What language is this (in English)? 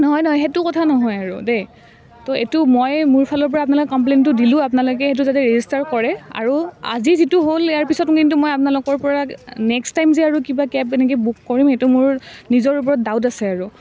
Assamese